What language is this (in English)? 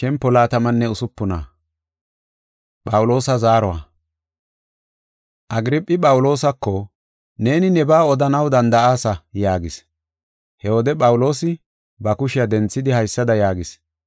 Gofa